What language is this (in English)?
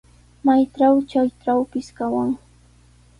Sihuas Ancash Quechua